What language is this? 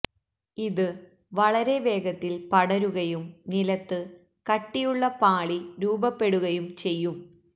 Malayalam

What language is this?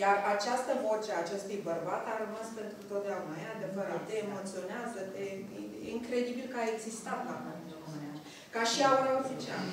Romanian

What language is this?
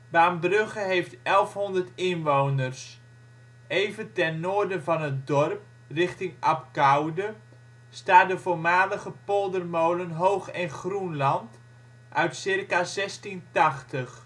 Dutch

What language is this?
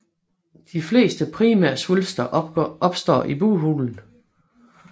Danish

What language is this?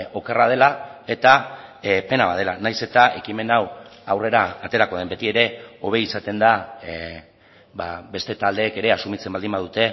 Basque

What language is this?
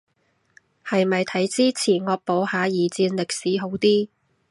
Cantonese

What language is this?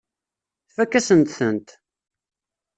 Kabyle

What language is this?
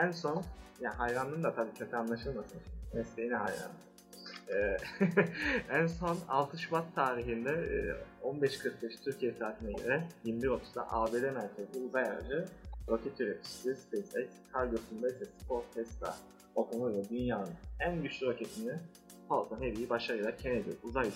Turkish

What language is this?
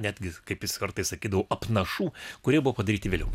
Lithuanian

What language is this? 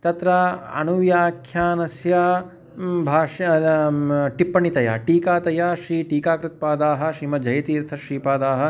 Sanskrit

